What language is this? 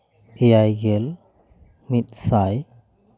Santali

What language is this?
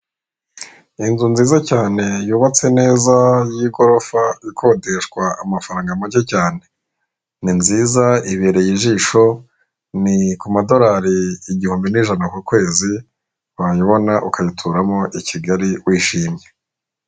Kinyarwanda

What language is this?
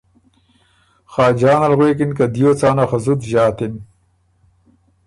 Ormuri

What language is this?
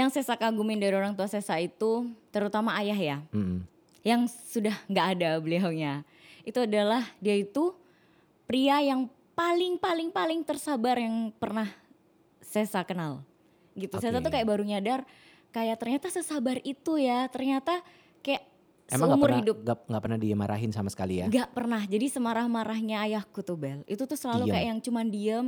Indonesian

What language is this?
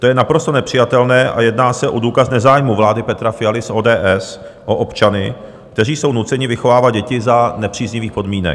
Czech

